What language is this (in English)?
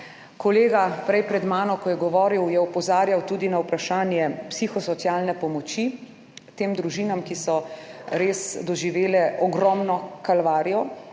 Slovenian